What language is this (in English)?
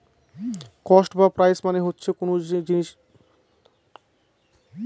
Bangla